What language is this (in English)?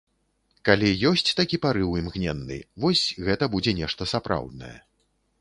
Belarusian